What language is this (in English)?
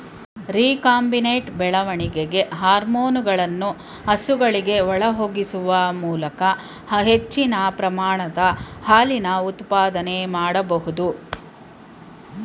Kannada